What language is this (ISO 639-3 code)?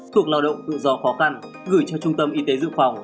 vie